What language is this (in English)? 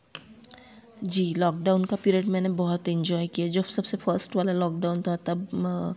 Hindi